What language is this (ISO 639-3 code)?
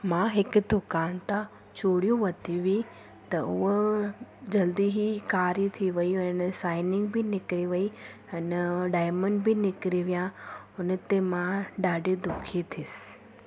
snd